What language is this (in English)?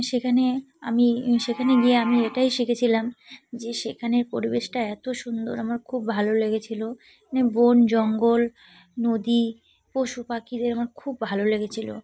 Bangla